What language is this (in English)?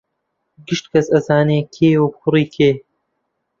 Central Kurdish